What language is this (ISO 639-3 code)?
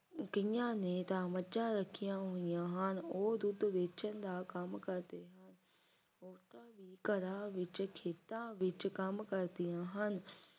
pan